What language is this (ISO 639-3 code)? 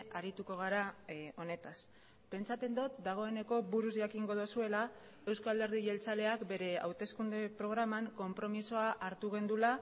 eus